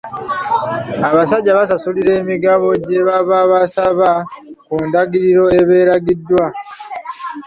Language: Ganda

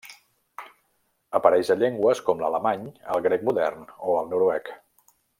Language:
Catalan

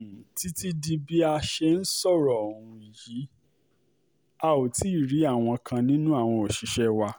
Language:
Yoruba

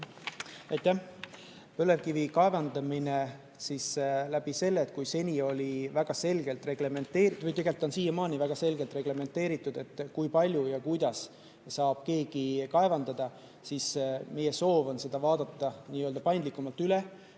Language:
Estonian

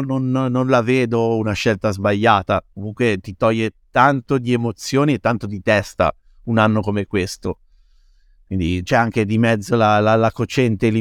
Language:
Italian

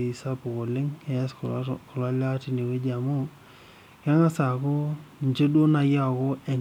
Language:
Masai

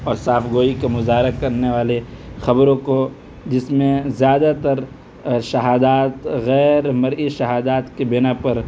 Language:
Urdu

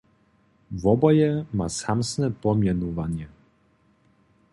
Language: Upper Sorbian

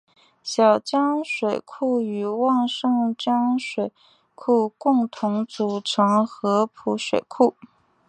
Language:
Chinese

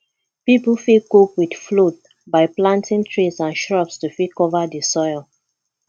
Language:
Nigerian Pidgin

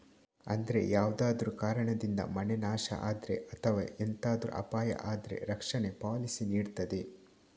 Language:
Kannada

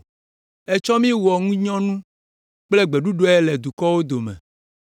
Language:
Ewe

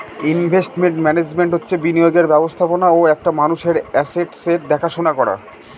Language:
Bangla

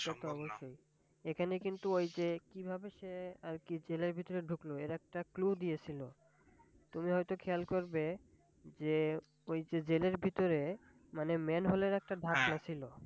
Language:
Bangla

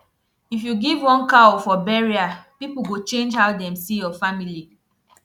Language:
Nigerian Pidgin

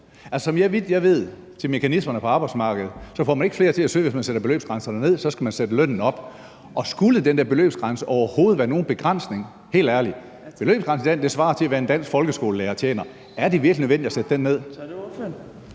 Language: Danish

